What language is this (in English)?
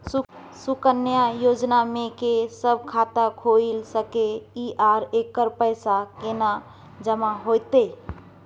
Maithili